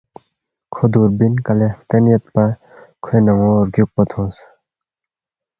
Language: Balti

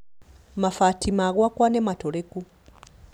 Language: Kikuyu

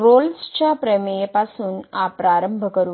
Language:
Marathi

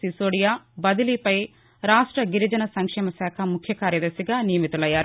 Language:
Telugu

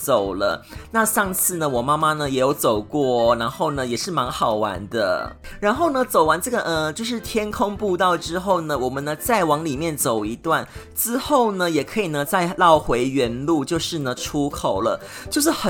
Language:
Chinese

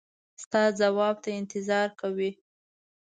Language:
Pashto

